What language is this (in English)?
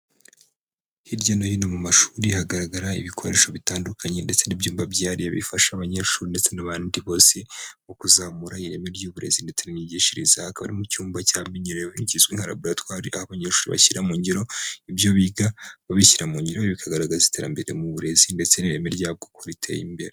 Kinyarwanda